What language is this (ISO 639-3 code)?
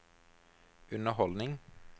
nor